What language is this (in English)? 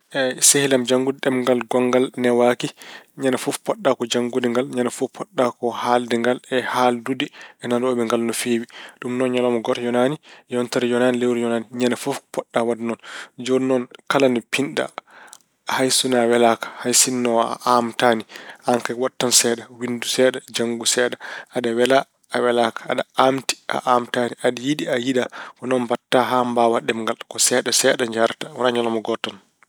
Fula